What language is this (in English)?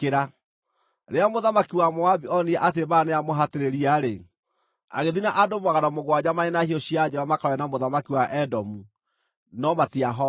Kikuyu